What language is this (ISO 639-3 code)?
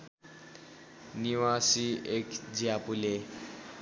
nep